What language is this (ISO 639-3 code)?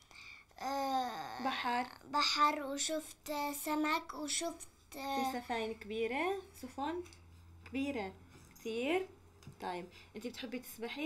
ara